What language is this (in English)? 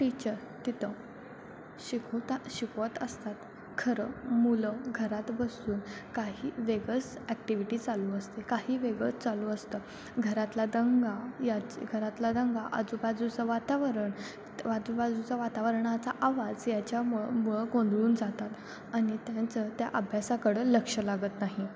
Marathi